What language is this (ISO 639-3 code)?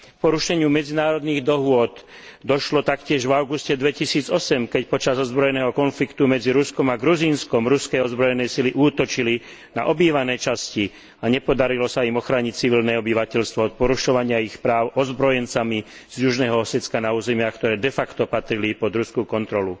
slk